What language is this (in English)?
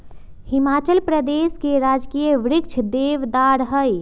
Magahi